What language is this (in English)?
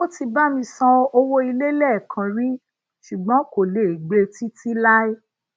Yoruba